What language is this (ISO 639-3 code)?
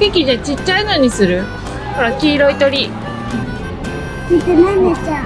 jpn